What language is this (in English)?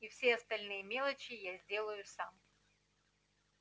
Russian